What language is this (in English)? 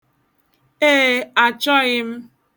Igbo